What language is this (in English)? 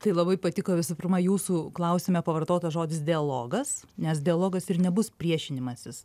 Lithuanian